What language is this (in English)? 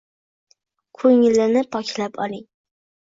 Uzbek